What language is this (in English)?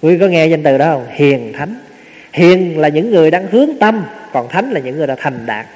Vietnamese